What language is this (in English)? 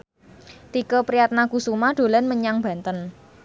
Javanese